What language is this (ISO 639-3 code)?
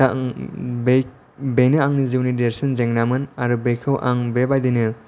brx